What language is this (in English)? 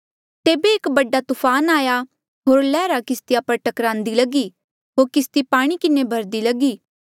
Mandeali